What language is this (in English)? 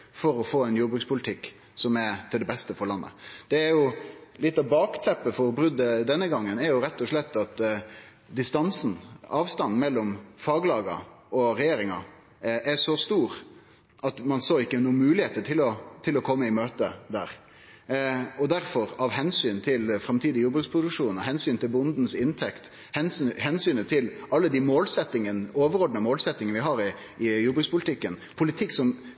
Norwegian Nynorsk